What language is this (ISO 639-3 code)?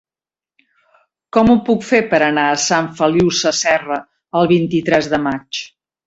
cat